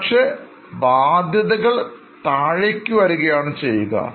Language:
Malayalam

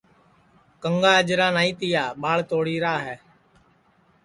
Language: Sansi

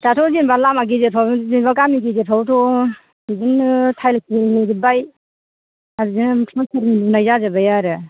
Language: Bodo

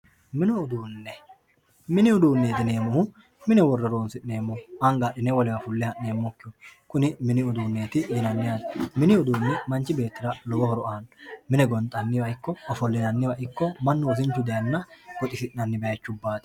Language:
Sidamo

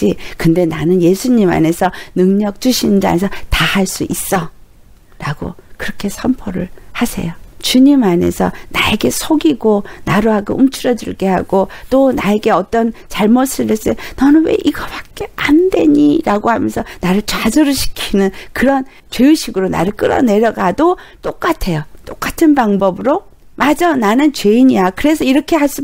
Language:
Korean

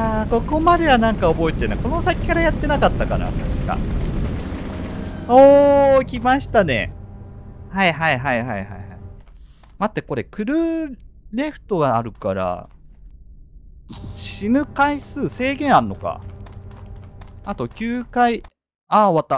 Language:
Japanese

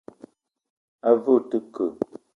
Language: Eton (Cameroon)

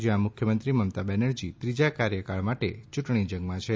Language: Gujarati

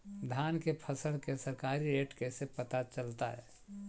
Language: Magahi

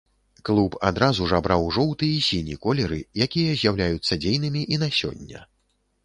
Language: Belarusian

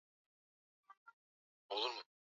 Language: Swahili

